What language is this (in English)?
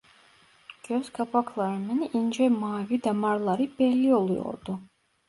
Turkish